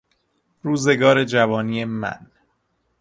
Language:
Persian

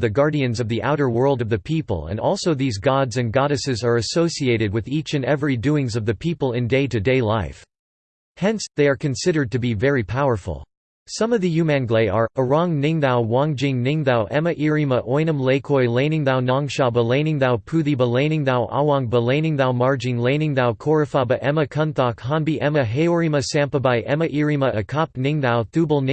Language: English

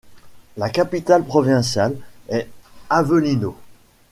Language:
French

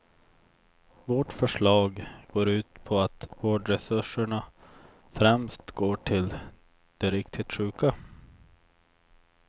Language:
Swedish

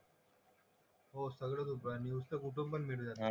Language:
Marathi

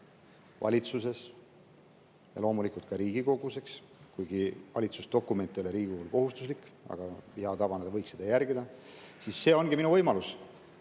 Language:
Estonian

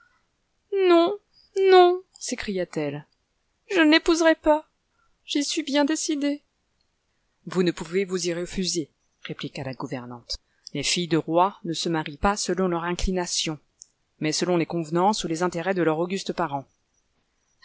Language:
French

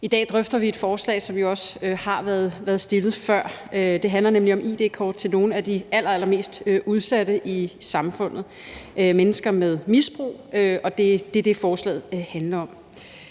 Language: Danish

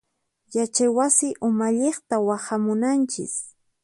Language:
Puno Quechua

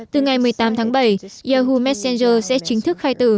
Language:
Vietnamese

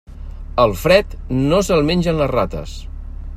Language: Catalan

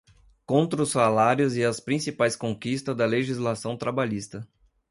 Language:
Portuguese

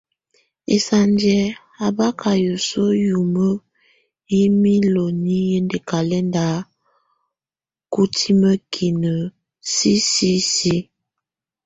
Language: Tunen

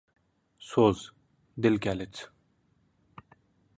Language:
Uzbek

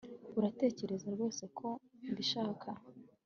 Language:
Kinyarwanda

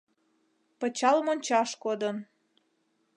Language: Mari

